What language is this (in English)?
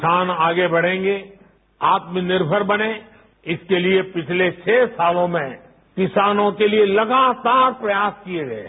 Hindi